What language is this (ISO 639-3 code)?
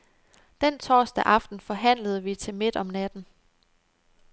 dan